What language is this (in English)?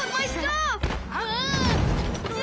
Japanese